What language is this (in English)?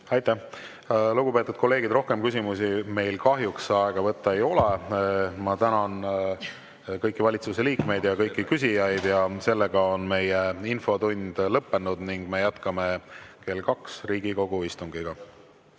Estonian